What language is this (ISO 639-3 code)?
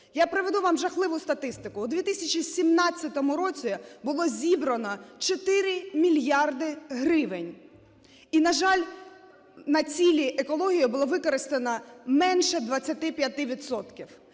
ukr